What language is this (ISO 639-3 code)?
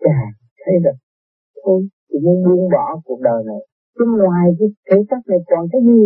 vie